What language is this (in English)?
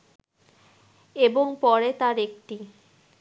Bangla